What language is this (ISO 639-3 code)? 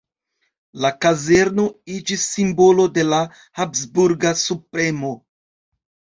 epo